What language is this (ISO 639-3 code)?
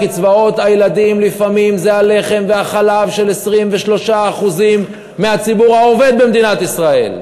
heb